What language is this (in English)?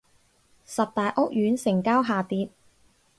Cantonese